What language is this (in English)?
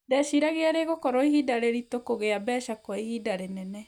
Kikuyu